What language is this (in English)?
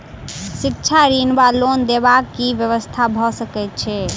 Maithili